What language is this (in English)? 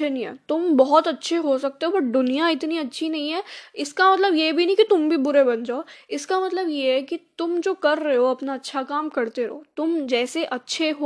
Hindi